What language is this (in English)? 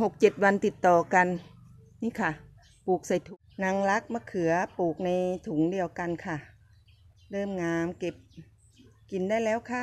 Thai